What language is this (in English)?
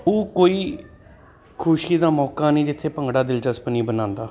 Punjabi